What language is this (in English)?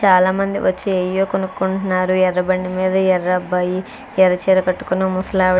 Telugu